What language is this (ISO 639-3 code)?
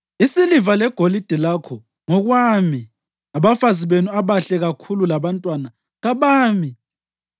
nde